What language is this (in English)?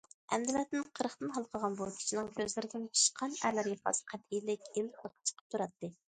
Uyghur